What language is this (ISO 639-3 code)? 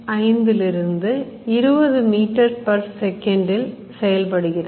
tam